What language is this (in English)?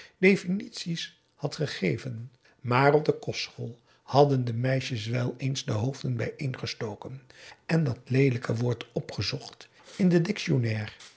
Dutch